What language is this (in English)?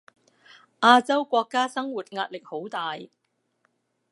Cantonese